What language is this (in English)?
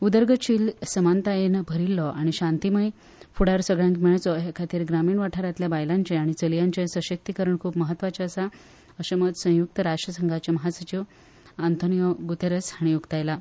Konkani